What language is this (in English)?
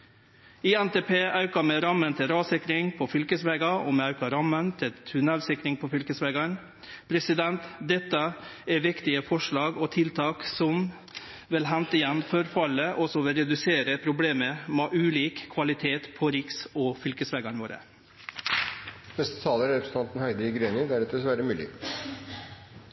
Norwegian